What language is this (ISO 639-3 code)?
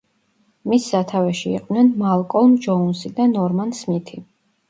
kat